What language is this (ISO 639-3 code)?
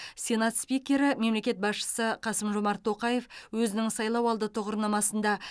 kaz